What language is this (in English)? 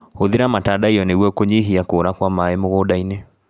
Kikuyu